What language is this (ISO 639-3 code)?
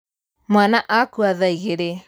kik